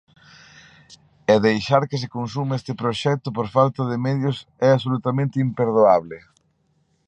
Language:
Galician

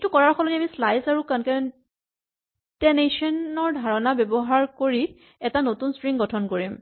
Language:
Assamese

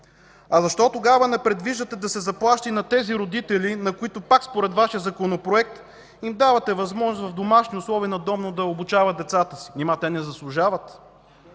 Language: Bulgarian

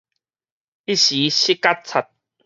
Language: Min Nan Chinese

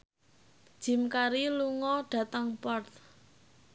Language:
Javanese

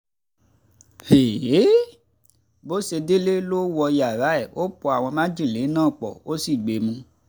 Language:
Yoruba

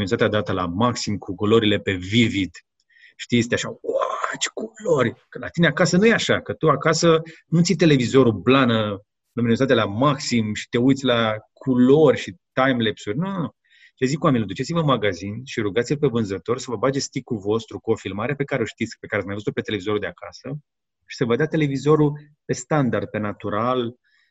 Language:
Romanian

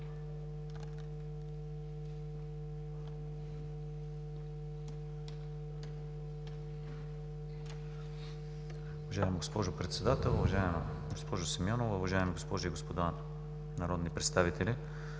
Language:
Bulgarian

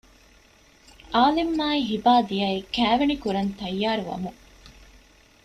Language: Divehi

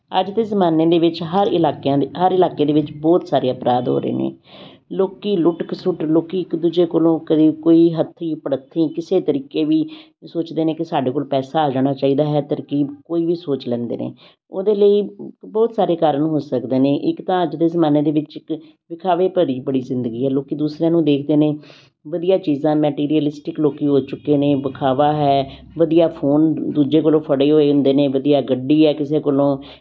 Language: Punjabi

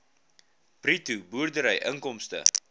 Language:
Afrikaans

